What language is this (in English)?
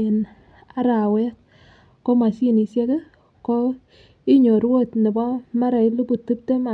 Kalenjin